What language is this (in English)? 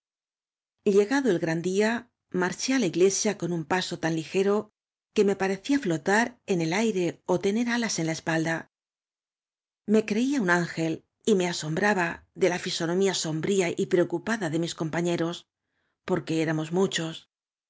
Spanish